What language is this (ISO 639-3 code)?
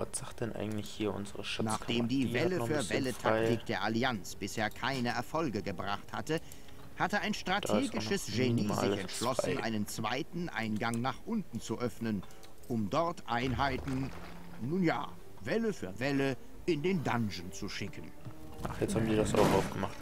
deu